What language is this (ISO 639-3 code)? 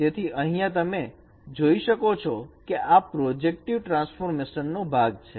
guj